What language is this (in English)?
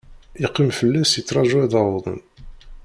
Kabyle